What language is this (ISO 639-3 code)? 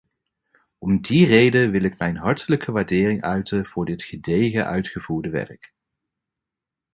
nld